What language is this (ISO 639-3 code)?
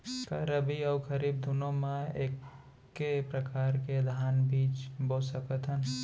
hne